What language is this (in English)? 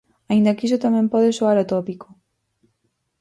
Galician